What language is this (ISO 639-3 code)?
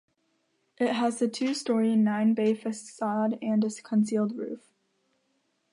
eng